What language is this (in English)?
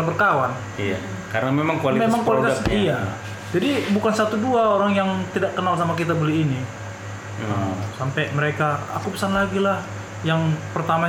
Indonesian